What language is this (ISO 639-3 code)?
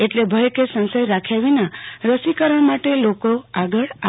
guj